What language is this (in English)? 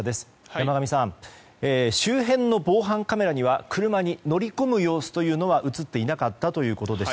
Japanese